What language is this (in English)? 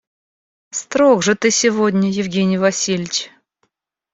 Russian